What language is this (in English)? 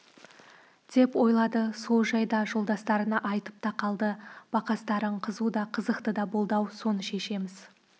Kazakh